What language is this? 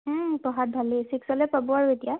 Assamese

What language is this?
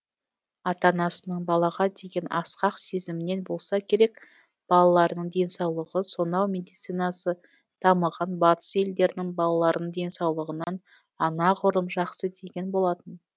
Kazakh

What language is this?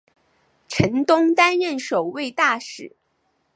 Chinese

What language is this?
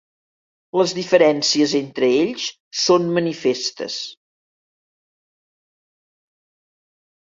Catalan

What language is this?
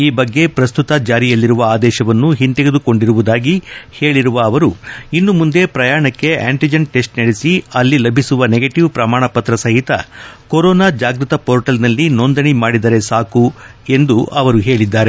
Kannada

